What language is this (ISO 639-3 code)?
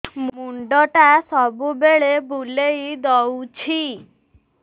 ori